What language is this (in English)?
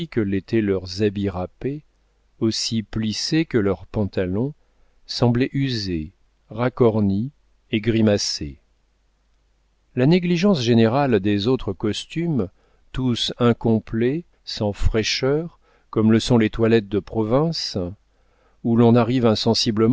French